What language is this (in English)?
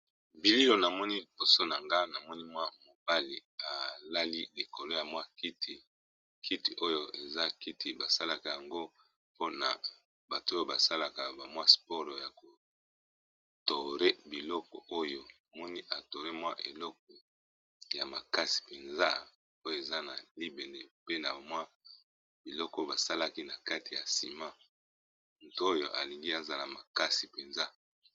Lingala